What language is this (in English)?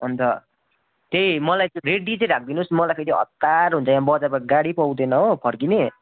Nepali